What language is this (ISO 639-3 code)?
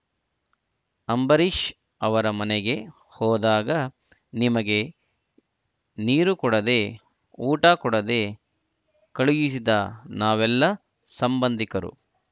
kan